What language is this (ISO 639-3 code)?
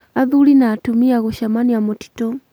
kik